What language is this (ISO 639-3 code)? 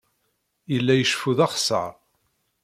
kab